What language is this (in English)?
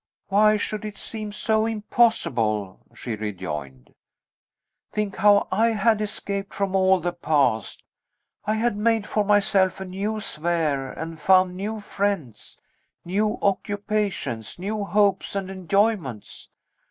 English